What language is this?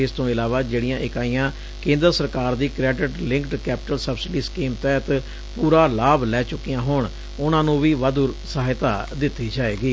Punjabi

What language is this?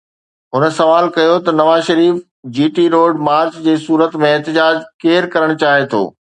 Sindhi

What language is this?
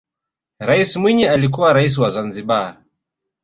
Swahili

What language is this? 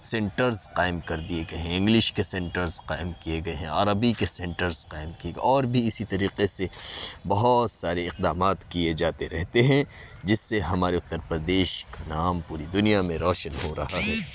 Urdu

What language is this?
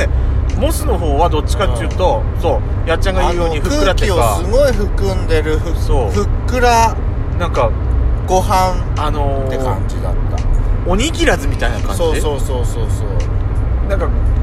Japanese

